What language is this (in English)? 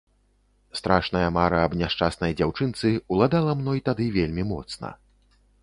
Belarusian